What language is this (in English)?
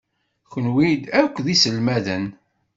Kabyle